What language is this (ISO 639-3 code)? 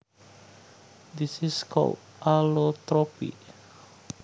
jav